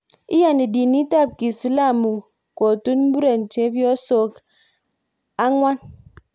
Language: Kalenjin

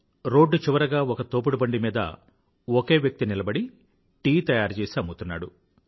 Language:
Telugu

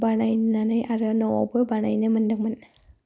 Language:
Bodo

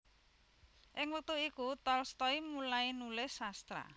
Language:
Javanese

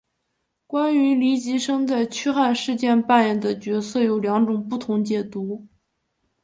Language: Chinese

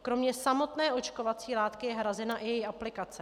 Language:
Czech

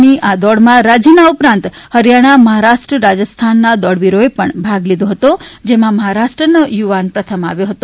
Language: Gujarati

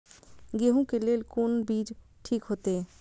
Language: Maithili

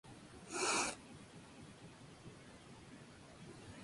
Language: Spanish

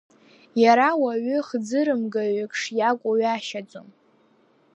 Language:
Abkhazian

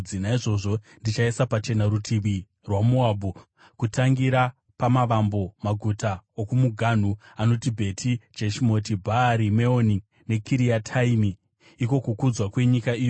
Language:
Shona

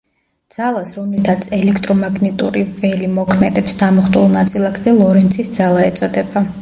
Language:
Georgian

